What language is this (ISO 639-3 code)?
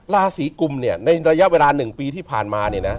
tha